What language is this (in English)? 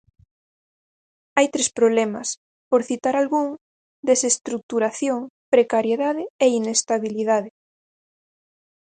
Galician